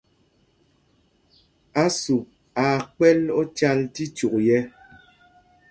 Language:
Mpumpong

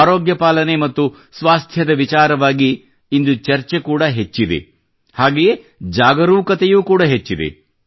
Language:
Kannada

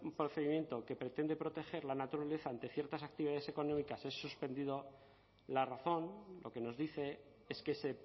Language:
Spanish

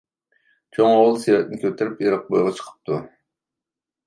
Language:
Uyghur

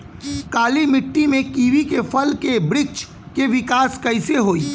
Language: Bhojpuri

